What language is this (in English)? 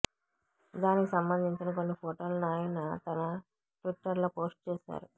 Telugu